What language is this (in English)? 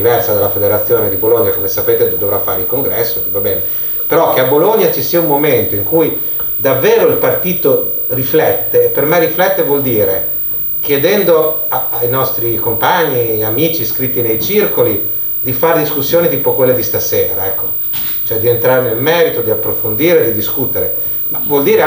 Italian